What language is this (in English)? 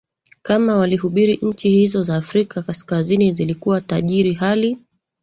Swahili